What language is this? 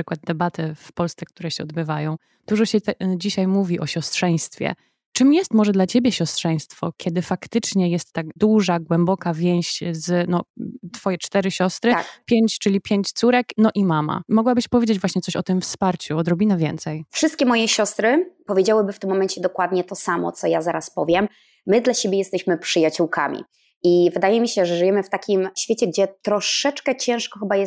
Polish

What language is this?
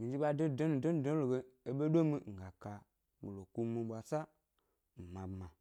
Gbari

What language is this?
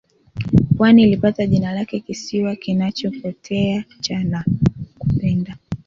Swahili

